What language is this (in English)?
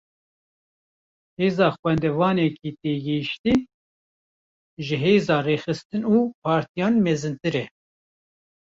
Kurdish